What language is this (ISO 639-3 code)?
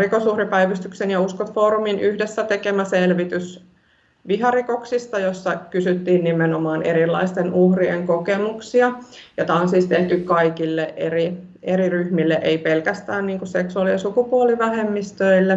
fin